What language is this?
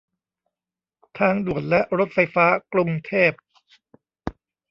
Thai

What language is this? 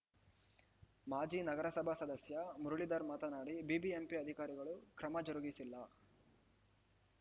Kannada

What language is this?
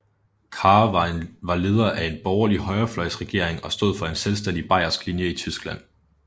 Danish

